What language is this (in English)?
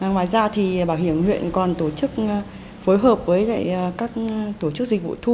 Vietnamese